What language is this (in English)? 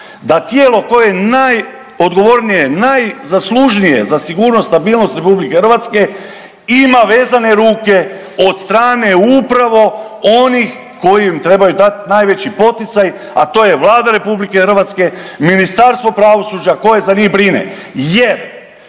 Croatian